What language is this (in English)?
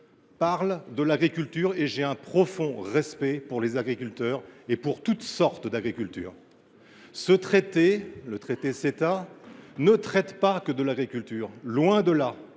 French